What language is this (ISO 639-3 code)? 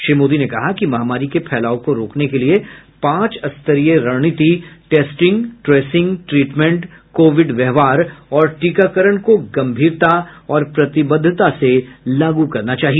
hin